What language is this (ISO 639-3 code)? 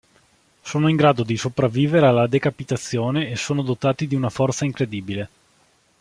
ita